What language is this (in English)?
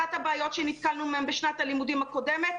Hebrew